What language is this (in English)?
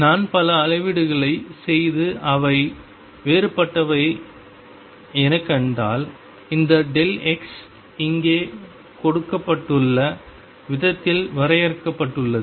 Tamil